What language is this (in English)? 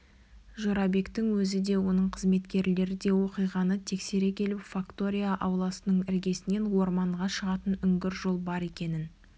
Kazakh